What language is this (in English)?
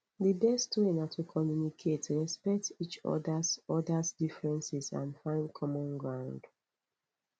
Nigerian Pidgin